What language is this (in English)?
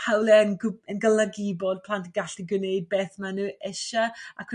Welsh